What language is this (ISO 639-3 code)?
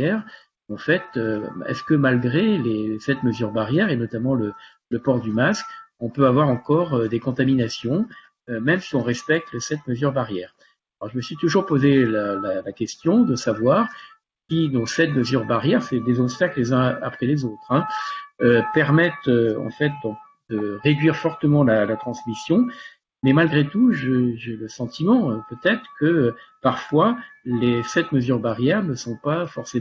fra